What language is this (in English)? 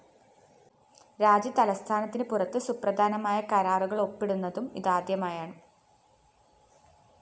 Malayalam